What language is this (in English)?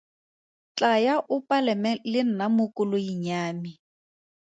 Tswana